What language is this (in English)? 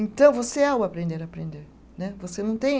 Portuguese